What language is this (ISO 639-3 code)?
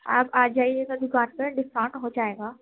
urd